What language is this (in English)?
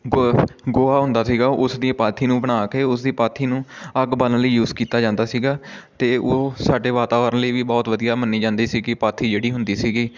Punjabi